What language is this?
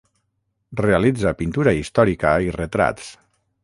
Catalan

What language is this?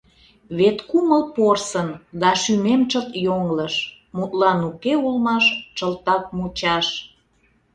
Mari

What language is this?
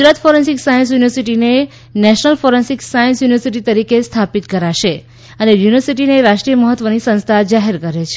Gujarati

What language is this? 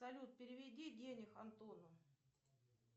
Russian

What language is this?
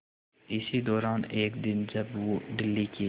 Hindi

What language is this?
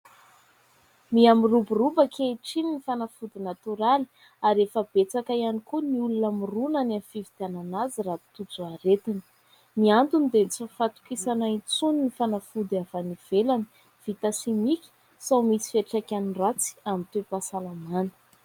Malagasy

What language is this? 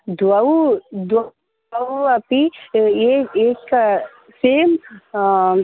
Sanskrit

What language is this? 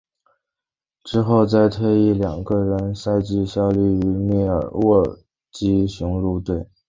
Chinese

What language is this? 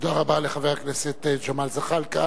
Hebrew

